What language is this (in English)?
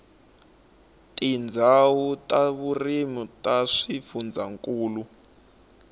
Tsonga